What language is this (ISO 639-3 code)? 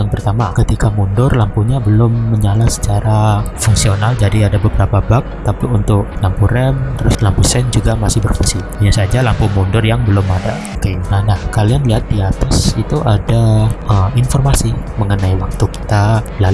ind